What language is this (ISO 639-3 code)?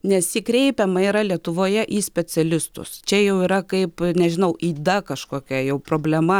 lit